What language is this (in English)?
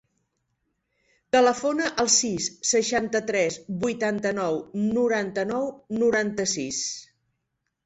Catalan